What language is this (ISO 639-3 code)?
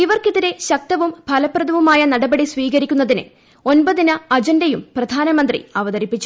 mal